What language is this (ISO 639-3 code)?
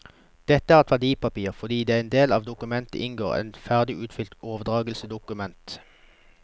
nor